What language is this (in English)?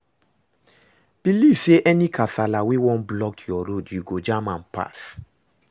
Nigerian Pidgin